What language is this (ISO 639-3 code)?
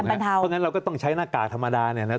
tha